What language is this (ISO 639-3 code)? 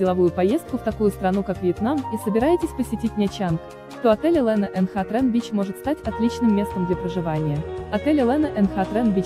rus